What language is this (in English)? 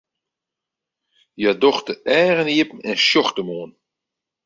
Western Frisian